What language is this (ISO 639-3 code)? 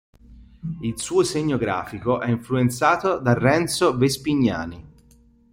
ita